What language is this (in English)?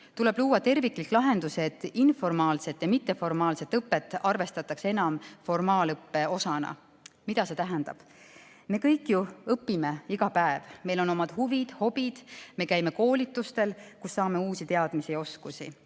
Estonian